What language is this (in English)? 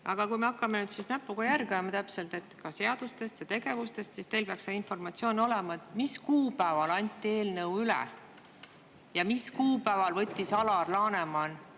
Estonian